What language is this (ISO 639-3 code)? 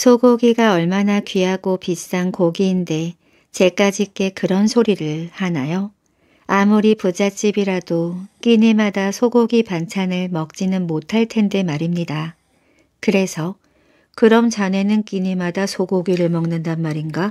kor